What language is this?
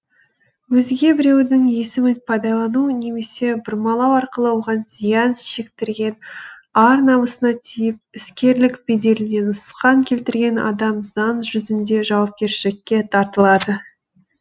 Kazakh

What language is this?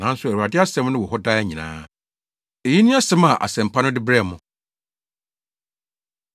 Akan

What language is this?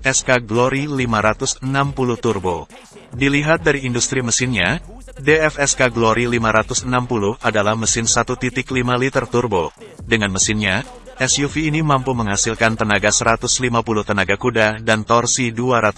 Indonesian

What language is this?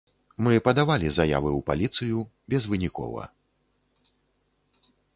Belarusian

